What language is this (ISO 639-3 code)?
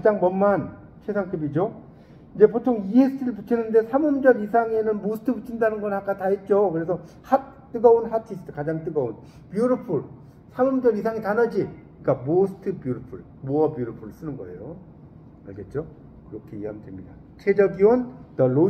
kor